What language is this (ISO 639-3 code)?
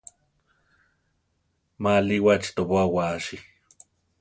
tar